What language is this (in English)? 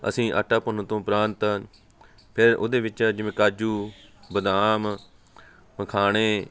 Punjabi